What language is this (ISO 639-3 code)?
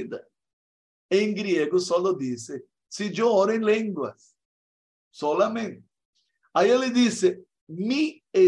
spa